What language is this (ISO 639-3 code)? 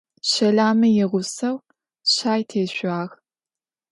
ady